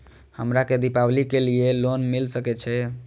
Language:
Maithili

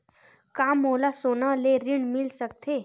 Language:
Chhattisgarhi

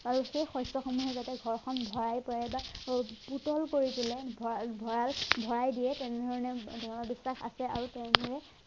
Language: Assamese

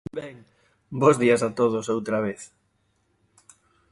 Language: Galician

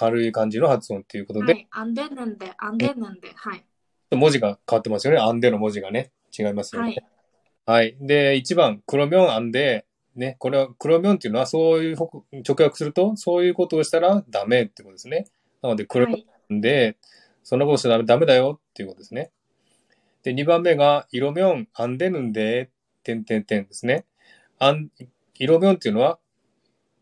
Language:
Japanese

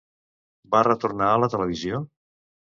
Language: Catalan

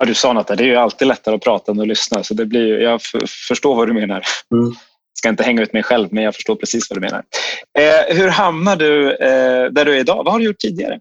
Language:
Swedish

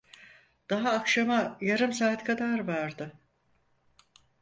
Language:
Turkish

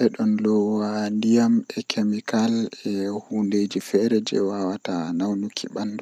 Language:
Western Niger Fulfulde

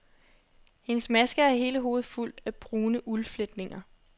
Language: Danish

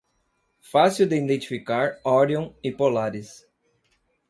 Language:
Portuguese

